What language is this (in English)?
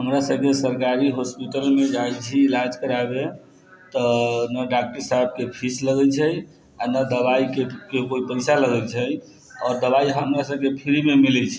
Maithili